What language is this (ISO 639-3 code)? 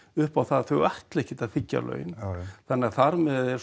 isl